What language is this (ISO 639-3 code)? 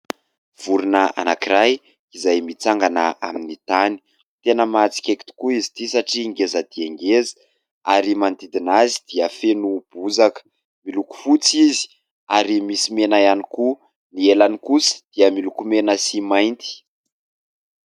mlg